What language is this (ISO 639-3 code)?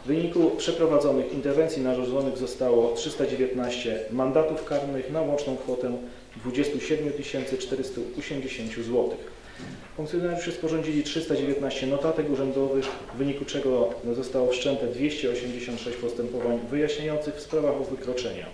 pol